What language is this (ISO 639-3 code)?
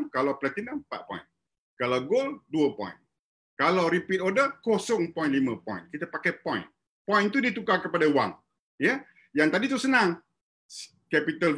msa